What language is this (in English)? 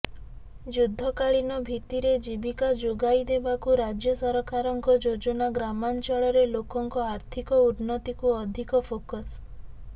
Odia